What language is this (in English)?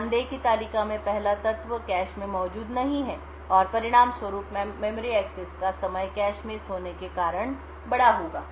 Hindi